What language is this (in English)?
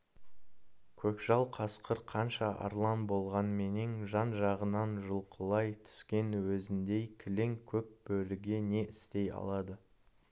Kazakh